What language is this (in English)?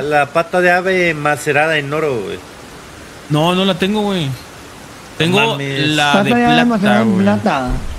Spanish